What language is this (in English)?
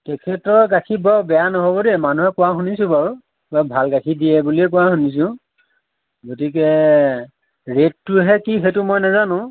Assamese